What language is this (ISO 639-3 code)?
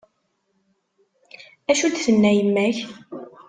kab